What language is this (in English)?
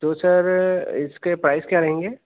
Urdu